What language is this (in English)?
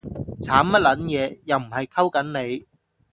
Cantonese